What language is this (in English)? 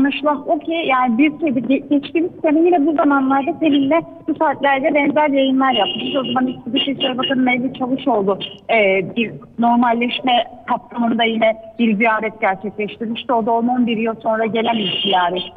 Turkish